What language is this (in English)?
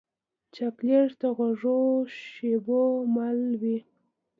Pashto